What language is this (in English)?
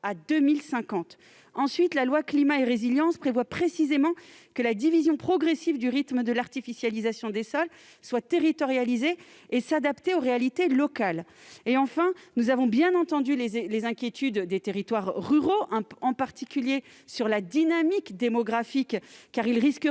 French